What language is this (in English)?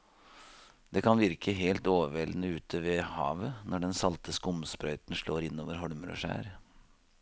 Norwegian